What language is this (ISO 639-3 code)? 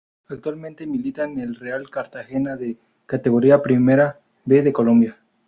spa